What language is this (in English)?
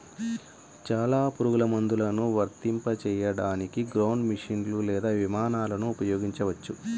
Telugu